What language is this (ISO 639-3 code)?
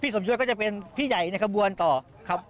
tha